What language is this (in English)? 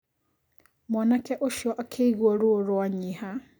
Kikuyu